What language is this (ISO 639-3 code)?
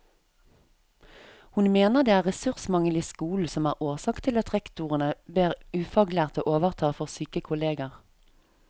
nor